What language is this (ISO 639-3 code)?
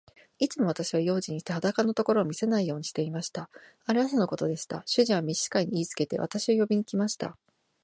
jpn